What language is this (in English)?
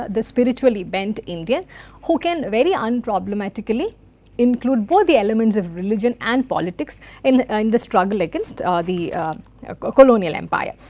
English